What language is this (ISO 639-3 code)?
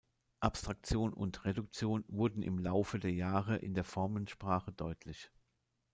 deu